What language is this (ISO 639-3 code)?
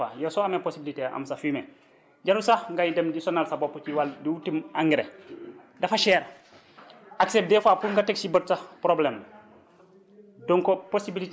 wol